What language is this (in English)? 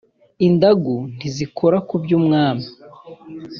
Kinyarwanda